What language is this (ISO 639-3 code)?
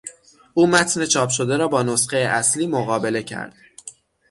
fas